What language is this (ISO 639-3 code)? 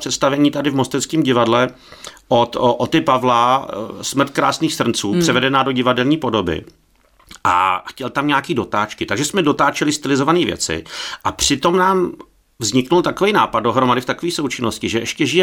ces